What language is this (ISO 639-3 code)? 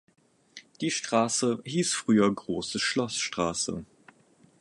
deu